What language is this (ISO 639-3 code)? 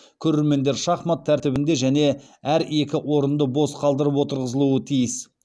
kaz